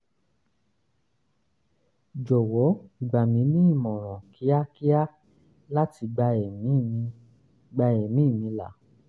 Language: Yoruba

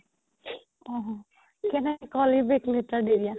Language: Assamese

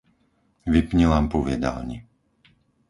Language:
Slovak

